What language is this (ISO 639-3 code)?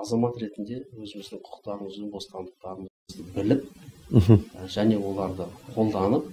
tur